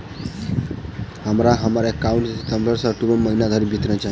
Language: Maithili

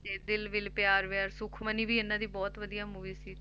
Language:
Punjabi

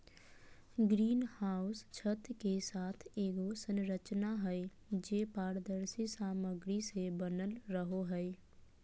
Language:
Magahi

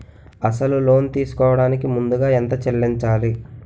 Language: Telugu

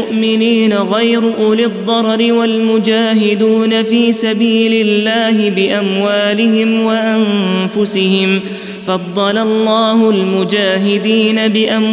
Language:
Arabic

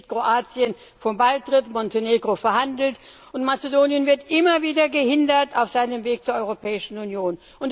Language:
German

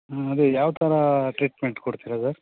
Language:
Kannada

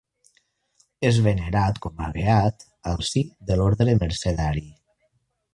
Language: Catalan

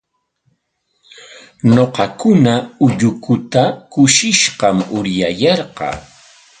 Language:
Corongo Ancash Quechua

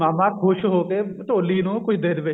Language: Punjabi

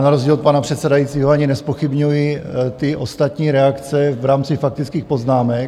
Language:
Czech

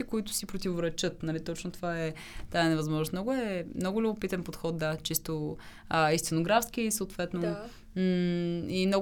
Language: Bulgarian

